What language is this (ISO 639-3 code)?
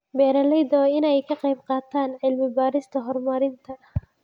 som